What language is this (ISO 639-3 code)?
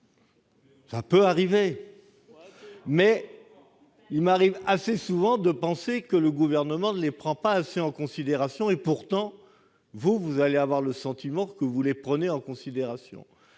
fra